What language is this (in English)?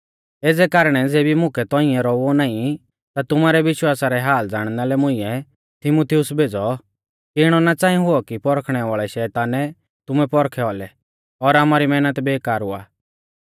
Mahasu Pahari